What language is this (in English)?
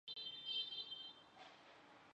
Chinese